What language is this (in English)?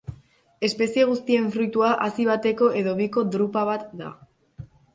Basque